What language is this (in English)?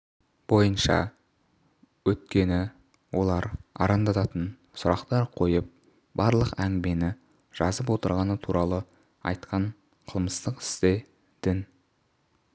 Kazakh